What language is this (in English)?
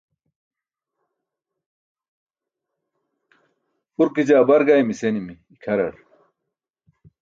Burushaski